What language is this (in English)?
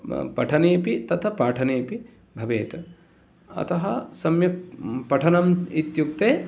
Sanskrit